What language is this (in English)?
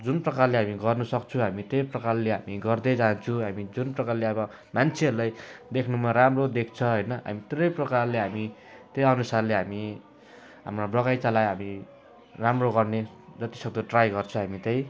Nepali